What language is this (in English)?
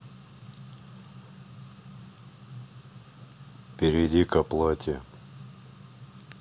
Russian